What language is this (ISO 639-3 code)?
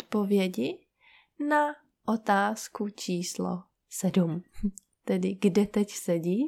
ces